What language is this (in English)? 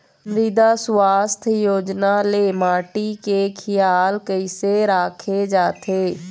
Chhattisgarhi